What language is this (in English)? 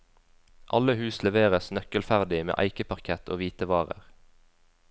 Norwegian